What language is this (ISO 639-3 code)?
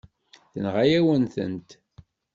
kab